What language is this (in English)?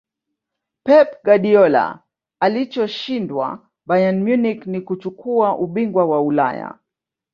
Swahili